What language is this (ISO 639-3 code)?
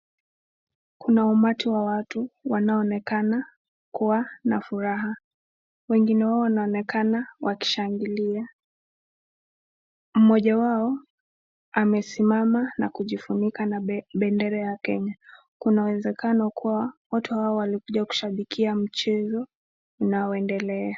swa